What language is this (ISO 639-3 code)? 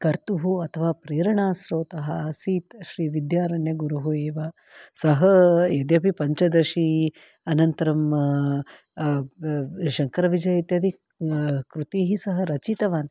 san